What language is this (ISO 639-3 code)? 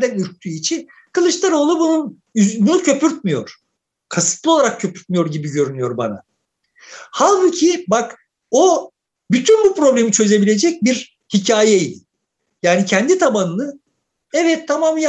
tur